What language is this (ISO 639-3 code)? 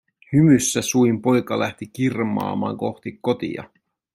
fin